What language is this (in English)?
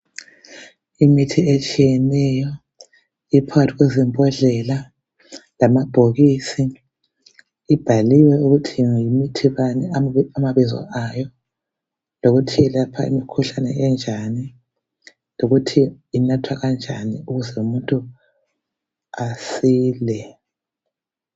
North Ndebele